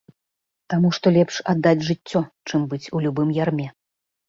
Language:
Belarusian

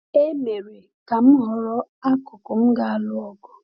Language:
Igbo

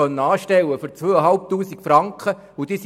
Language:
Swiss German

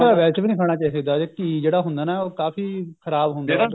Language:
Punjabi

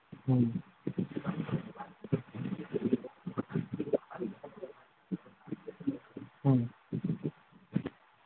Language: Manipuri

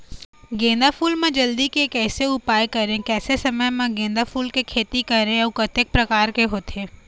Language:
Chhattisgarhi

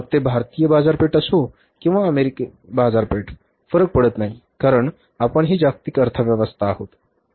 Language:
Marathi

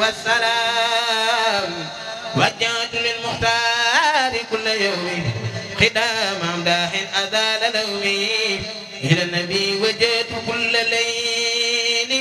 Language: Arabic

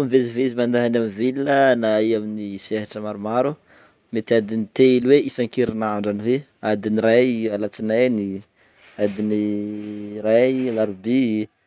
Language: Northern Betsimisaraka Malagasy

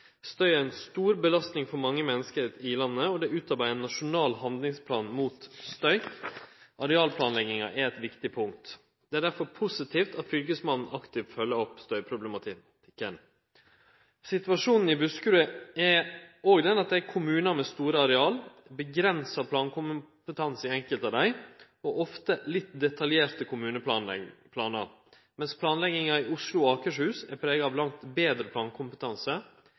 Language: Norwegian Nynorsk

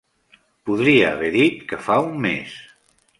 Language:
Catalan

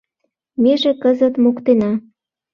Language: Mari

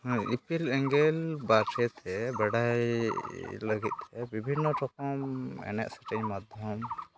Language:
Santali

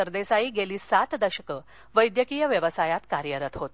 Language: Marathi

